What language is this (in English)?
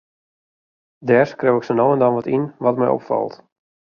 Western Frisian